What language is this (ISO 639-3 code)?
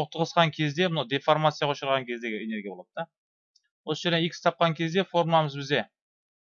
tur